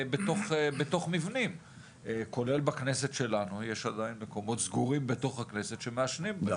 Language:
Hebrew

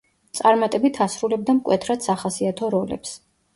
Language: Georgian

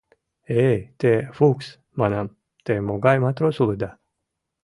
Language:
Mari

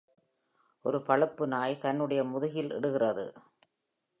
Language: Tamil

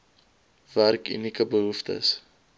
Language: Afrikaans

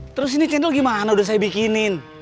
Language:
Indonesian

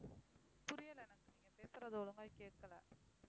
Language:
Tamil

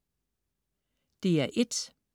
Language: Danish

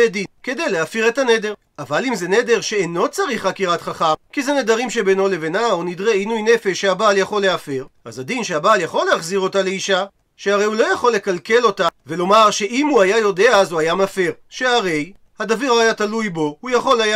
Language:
Hebrew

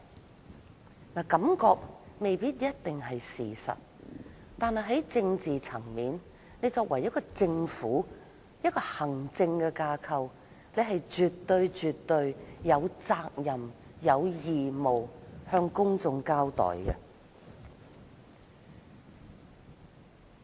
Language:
Cantonese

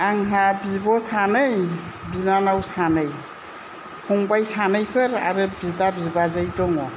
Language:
Bodo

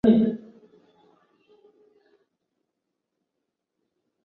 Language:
Chinese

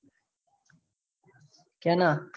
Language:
Gujarati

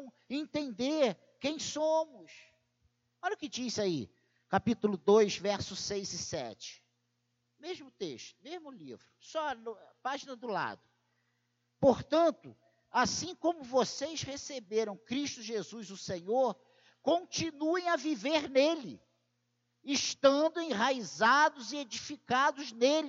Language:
Portuguese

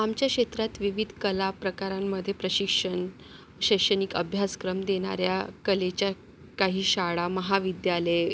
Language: Marathi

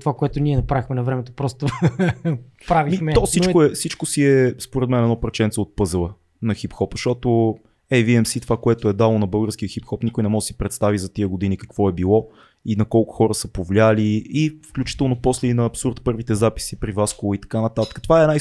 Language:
Bulgarian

